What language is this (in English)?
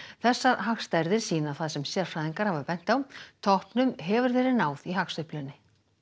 Icelandic